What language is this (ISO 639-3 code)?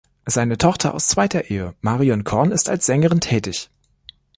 deu